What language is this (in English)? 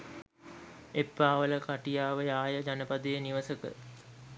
Sinhala